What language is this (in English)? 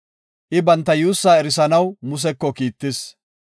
Gofa